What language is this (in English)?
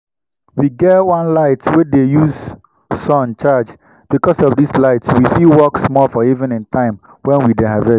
Nigerian Pidgin